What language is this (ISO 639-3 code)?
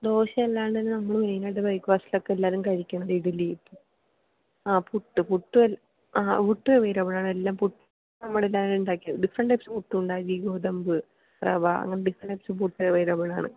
mal